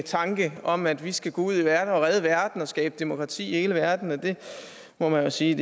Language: Danish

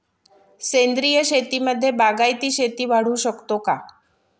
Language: Marathi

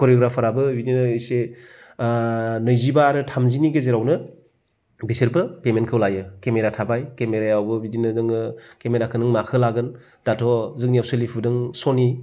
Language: Bodo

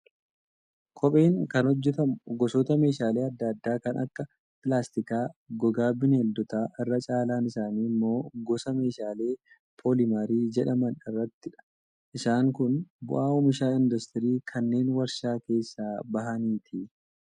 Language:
Oromo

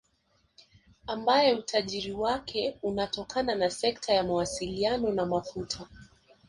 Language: Swahili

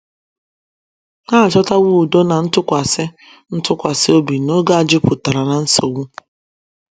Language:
Igbo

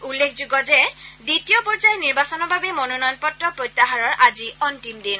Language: Assamese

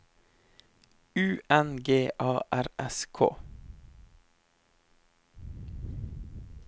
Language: Norwegian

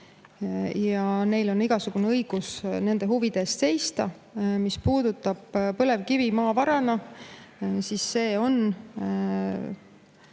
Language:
Estonian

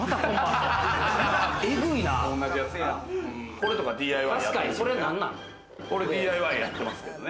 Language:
Japanese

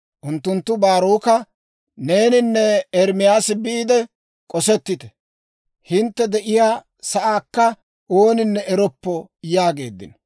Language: Dawro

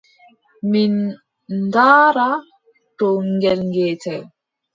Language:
Adamawa Fulfulde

